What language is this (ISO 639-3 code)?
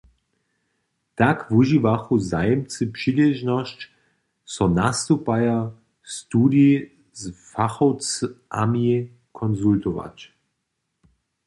hsb